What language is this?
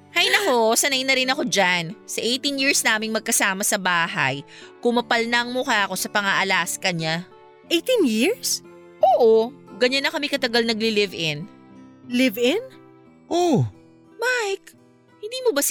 Filipino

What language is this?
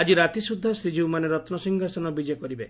Odia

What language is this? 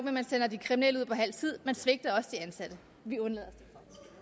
Danish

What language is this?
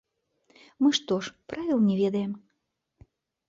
Belarusian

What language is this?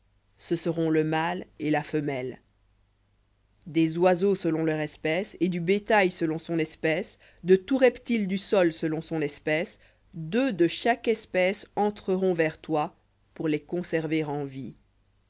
French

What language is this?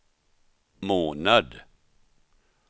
Swedish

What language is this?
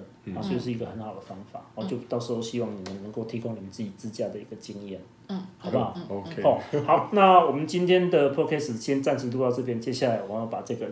Chinese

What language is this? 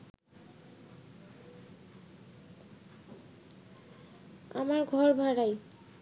Bangla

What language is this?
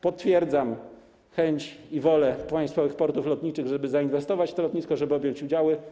Polish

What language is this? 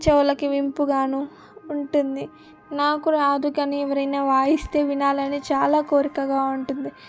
Telugu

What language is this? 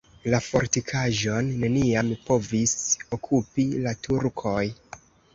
Esperanto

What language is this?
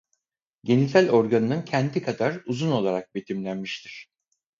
Turkish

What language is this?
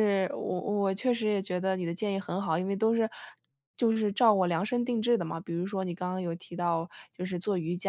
Chinese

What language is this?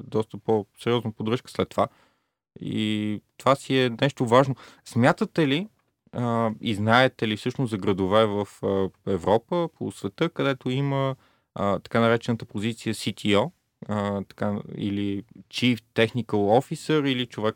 Bulgarian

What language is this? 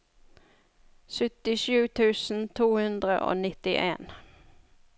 Norwegian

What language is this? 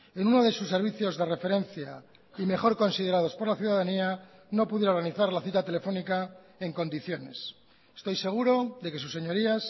Spanish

